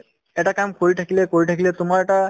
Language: Assamese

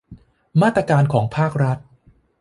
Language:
Thai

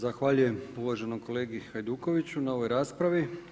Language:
Croatian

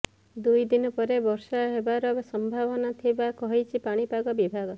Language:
Odia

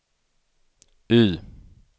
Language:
Swedish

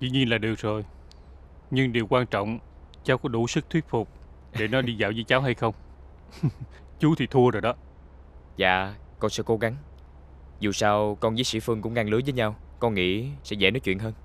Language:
Vietnamese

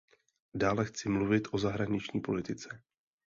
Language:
Czech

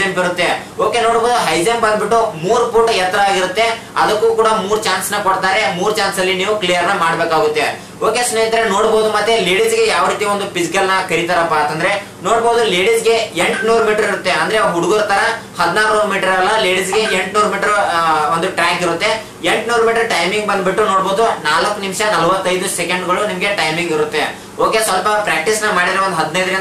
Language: Kannada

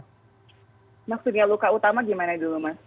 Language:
Indonesian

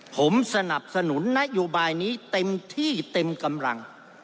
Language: Thai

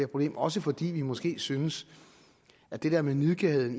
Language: Danish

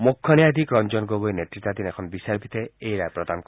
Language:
Assamese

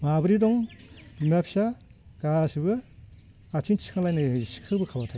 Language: Bodo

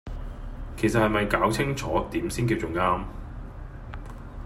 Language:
Cantonese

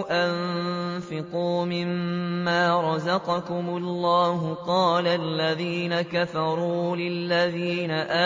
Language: Arabic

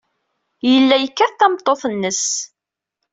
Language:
Kabyle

